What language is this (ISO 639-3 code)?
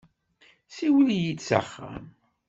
kab